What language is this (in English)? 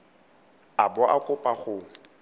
Tswana